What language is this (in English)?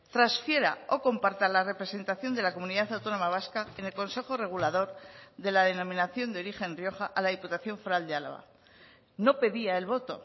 Spanish